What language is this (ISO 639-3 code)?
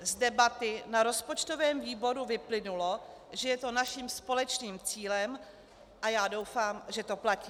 ces